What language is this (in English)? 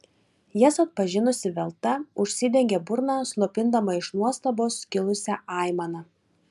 Lithuanian